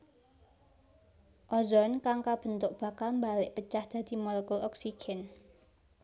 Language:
Javanese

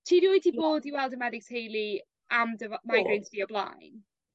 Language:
Welsh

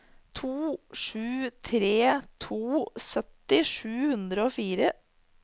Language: Norwegian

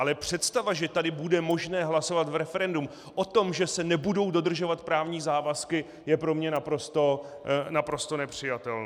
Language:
Czech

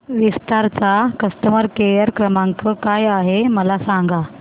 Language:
Marathi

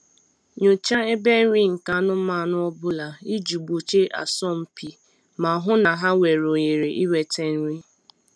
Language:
Igbo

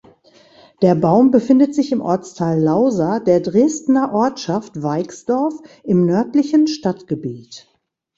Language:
German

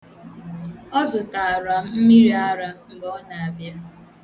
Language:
Igbo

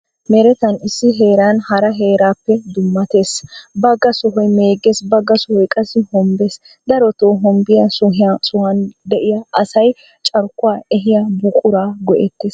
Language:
Wolaytta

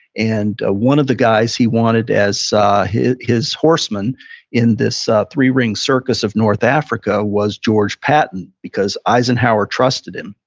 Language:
English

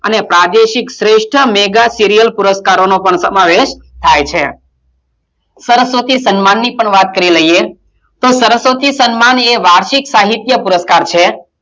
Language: Gujarati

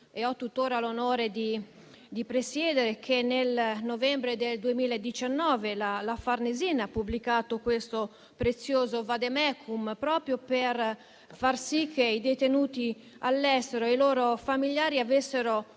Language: Italian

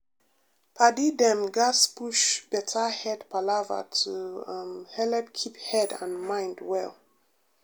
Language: Nigerian Pidgin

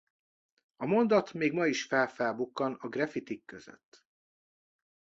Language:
Hungarian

